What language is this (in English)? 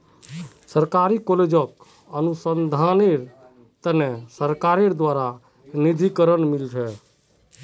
Magahi